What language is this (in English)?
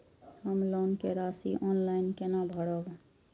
Maithili